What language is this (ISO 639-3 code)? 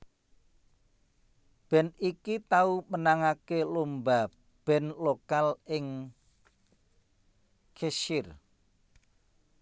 jav